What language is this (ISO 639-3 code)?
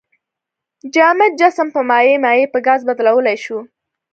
pus